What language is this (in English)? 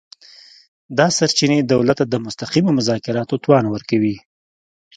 Pashto